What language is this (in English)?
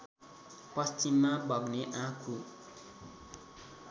Nepali